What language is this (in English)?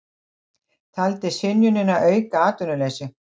Icelandic